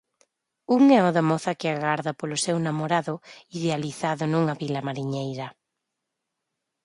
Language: Galician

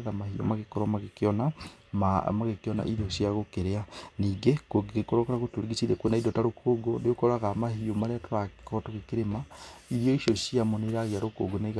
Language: Kikuyu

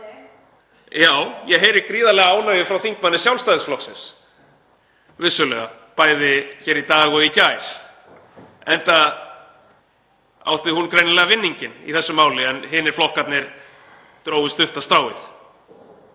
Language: Icelandic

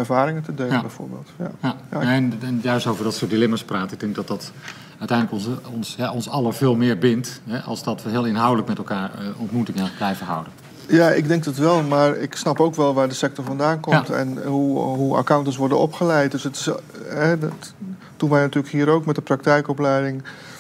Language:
Dutch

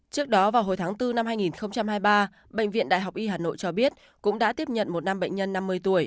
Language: Vietnamese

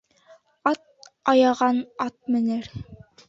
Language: Bashkir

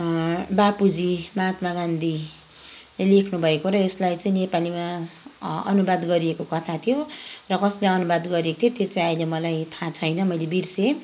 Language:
Nepali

